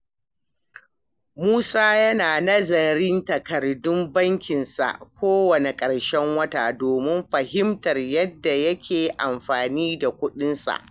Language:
Hausa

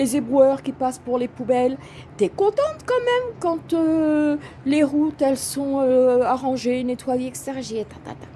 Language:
French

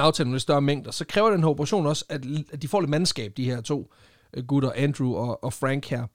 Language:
Danish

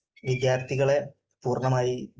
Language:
Malayalam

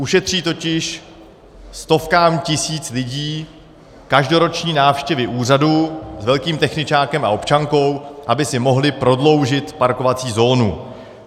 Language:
Czech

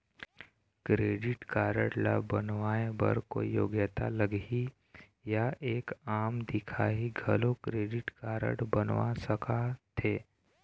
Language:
Chhattisgarhi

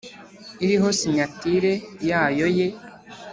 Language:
Kinyarwanda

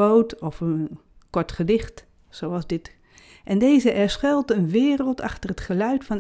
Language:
Dutch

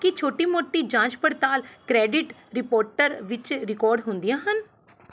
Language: Punjabi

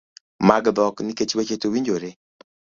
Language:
Luo (Kenya and Tanzania)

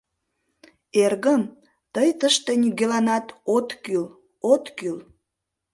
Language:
Mari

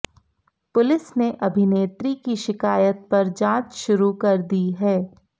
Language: Hindi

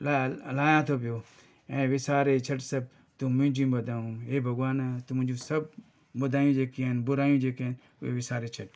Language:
Sindhi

